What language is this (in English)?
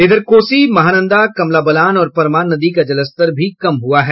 Hindi